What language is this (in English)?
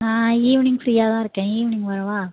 Tamil